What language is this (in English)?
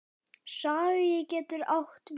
Icelandic